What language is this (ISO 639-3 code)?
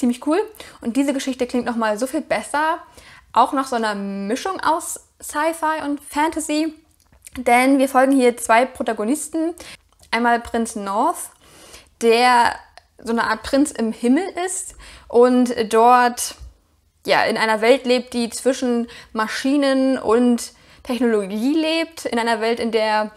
deu